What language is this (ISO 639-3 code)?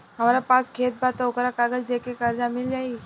bho